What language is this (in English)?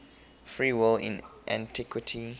English